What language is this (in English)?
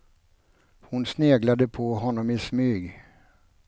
Swedish